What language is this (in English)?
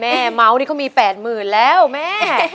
Thai